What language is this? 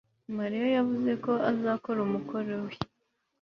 Kinyarwanda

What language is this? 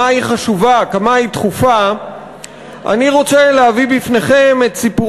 Hebrew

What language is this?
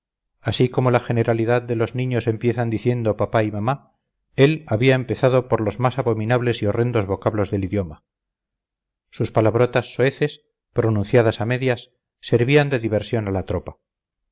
Spanish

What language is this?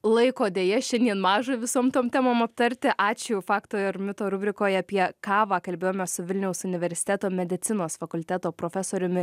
Lithuanian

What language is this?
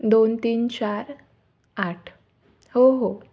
Marathi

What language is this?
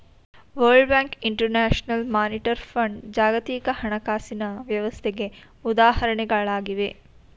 Kannada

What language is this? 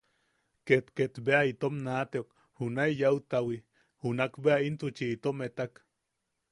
Yaqui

